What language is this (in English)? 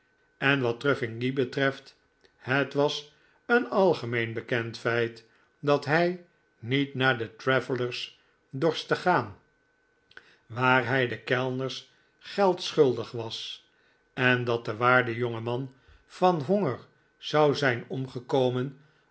Dutch